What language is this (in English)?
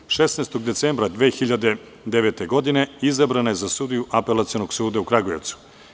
Serbian